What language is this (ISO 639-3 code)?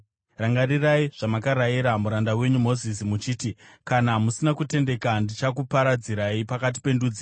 sna